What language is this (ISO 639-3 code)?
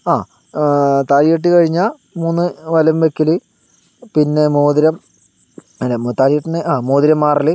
mal